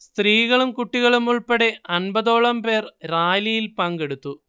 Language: Malayalam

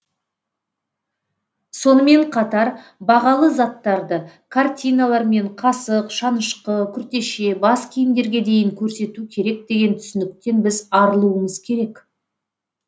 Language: Kazakh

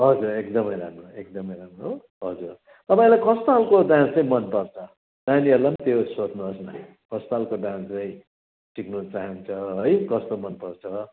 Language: Nepali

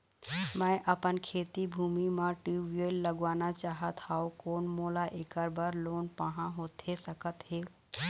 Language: Chhattisgarhi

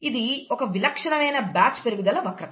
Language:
Telugu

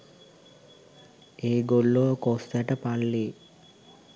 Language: Sinhala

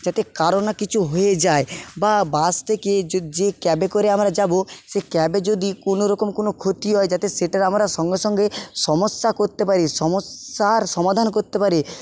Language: Bangla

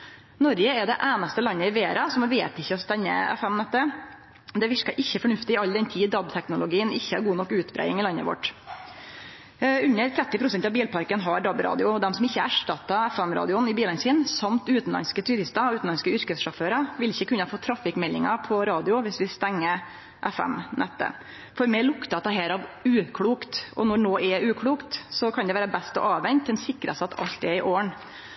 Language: Norwegian Nynorsk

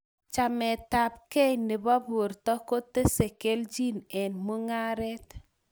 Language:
Kalenjin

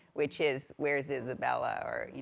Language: English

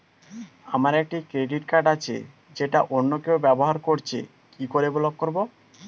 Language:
Bangla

